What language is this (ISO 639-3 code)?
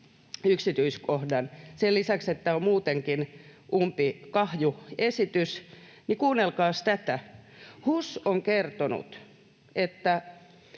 fin